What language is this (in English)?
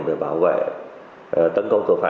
Vietnamese